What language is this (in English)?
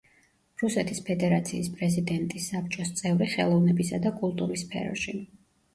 Georgian